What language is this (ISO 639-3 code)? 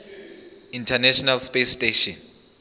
zul